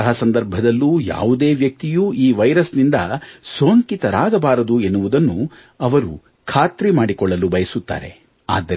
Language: Kannada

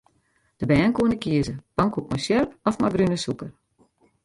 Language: Western Frisian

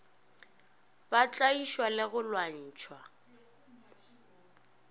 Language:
Northern Sotho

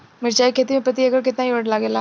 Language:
Bhojpuri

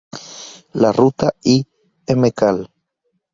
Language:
Spanish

